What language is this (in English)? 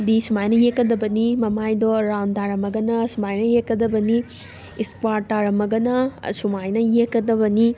Manipuri